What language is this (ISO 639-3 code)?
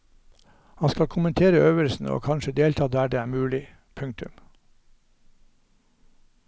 nor